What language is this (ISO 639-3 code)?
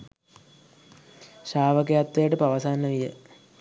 sin